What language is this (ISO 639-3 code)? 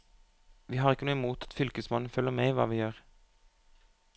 nor